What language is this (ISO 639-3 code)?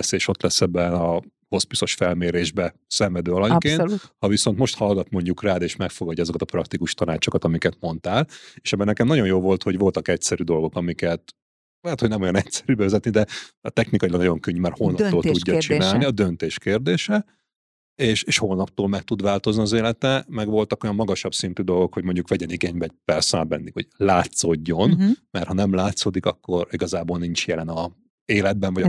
hun